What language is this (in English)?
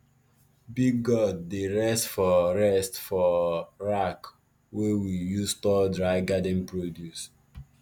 Nigerian Pidgin